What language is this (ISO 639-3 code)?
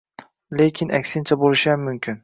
uzb